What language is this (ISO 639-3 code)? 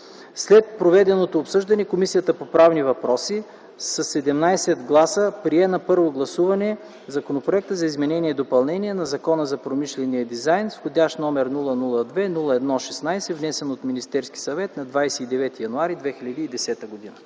bul